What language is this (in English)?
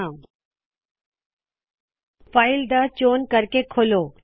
Punjabi